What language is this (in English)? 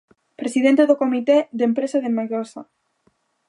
Galician